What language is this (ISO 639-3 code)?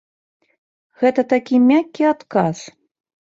bel